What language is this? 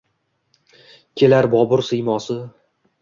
Uzbek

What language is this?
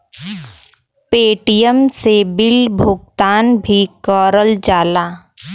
Bhojpuri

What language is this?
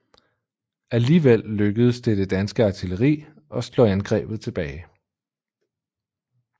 Danish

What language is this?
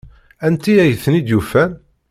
Kabyle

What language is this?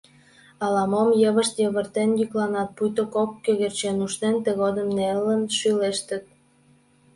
Mari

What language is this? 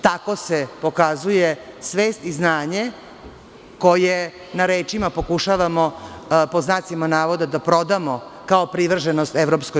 Serbian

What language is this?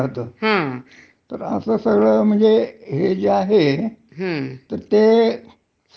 Marathi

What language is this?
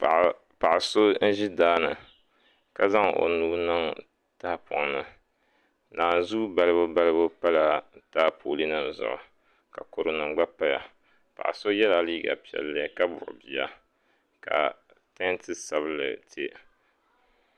Dagbani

